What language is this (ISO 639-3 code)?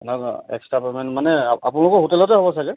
asm